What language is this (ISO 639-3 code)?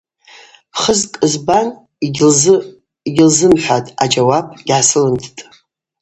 abq